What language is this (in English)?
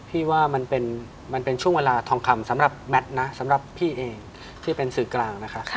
Thai